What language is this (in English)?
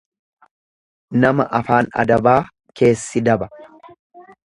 Oromo